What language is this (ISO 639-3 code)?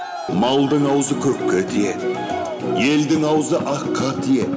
kaz